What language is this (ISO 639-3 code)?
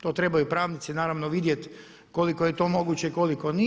hrv